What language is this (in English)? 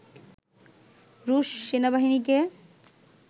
Bangla